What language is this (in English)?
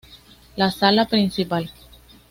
Spanish